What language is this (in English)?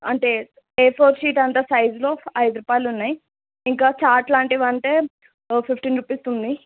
Telugu